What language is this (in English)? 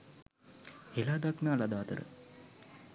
Sinhala